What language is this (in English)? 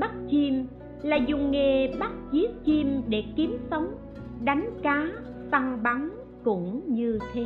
Vietnamese